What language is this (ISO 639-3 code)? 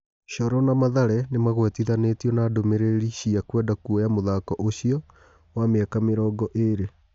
kik